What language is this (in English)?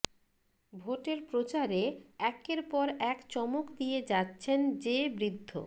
Bangla